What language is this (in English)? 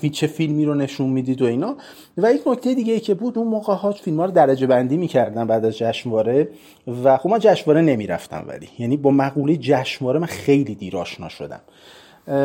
Persian